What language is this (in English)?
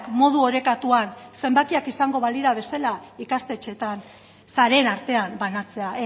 Basque